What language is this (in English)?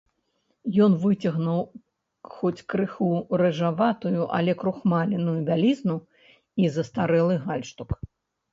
Belarusian